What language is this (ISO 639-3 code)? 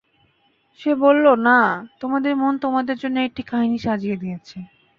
ben